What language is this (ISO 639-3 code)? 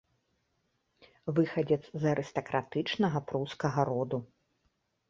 bel